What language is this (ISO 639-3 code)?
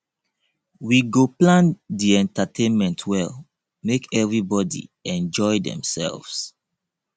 pcm